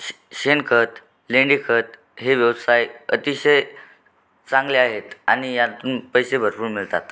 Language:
Marathi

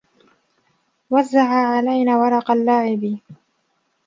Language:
Arabic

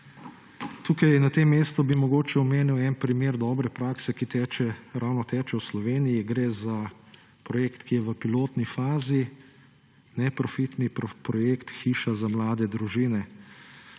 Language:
Slovenian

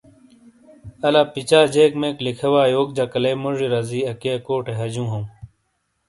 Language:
Shina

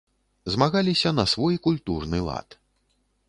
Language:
Belarusian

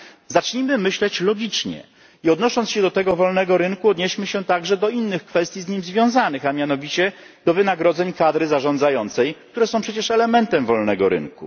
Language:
Polish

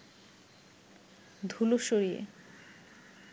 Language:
Bangla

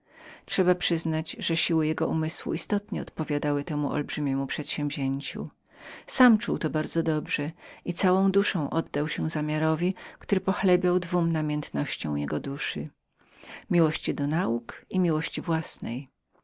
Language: Polish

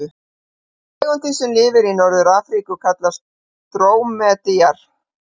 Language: Icelandic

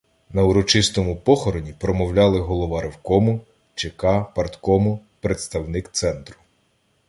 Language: Ukrainian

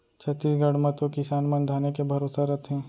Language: Chhattisgarhi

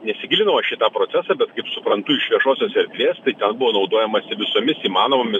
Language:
Lithuanian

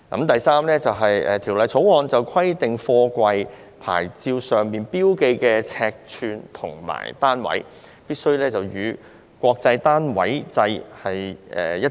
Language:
Cantonese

